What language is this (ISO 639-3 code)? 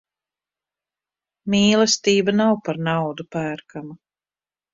lav